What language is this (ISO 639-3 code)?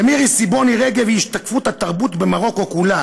heb